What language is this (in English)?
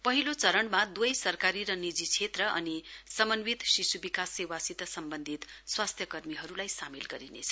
Nepali